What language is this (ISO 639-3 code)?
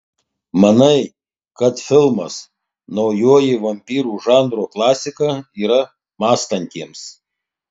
lit